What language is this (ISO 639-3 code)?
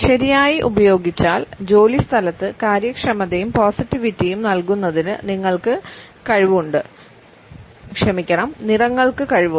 mal